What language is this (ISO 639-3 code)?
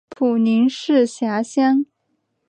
zho